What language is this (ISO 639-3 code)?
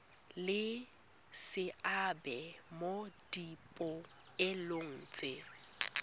tsn